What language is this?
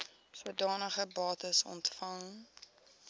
Afrikaans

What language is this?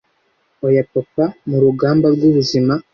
Kinyarwanda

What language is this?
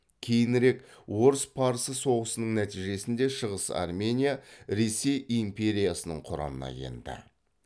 Kazakh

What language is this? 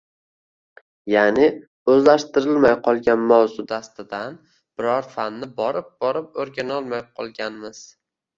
Uzbek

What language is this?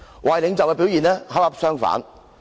Cantonese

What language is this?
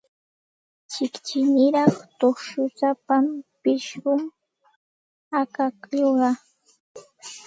Santa Ana de Tusi Pasco Quechua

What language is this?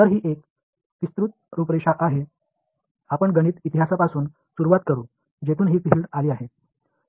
Marathi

